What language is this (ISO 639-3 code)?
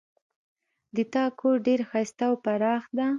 pus